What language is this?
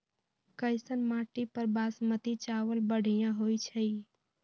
Magahi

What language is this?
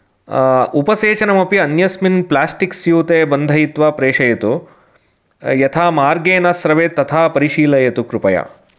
Sanskrit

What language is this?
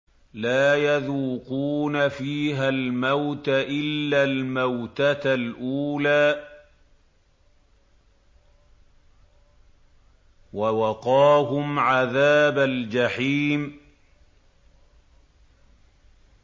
Arabic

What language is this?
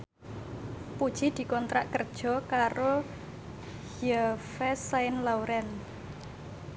Javanese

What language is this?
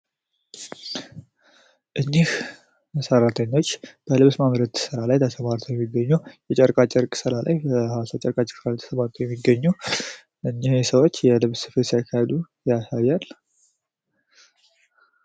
Amharic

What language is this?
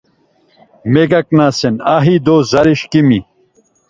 Laz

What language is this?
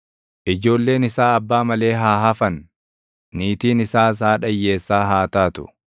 Oromo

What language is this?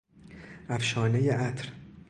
Persian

